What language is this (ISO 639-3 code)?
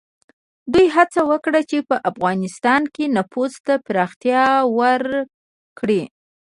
pus